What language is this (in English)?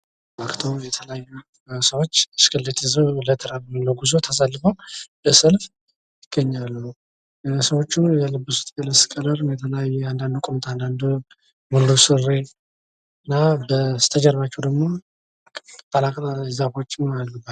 Amharic